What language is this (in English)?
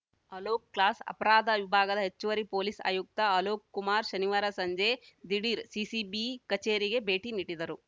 Kannada